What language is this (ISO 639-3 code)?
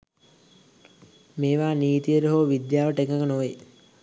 sin